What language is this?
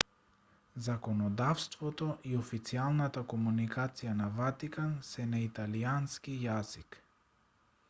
Macedonian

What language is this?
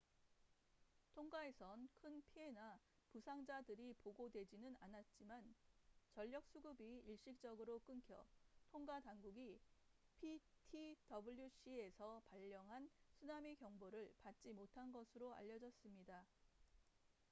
Korean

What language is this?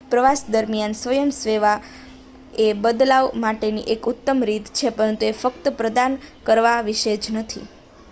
Gujarati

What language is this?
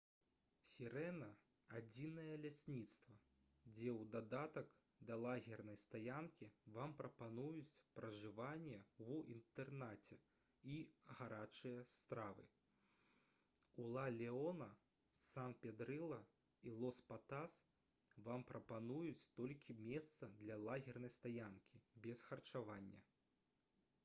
Belarusian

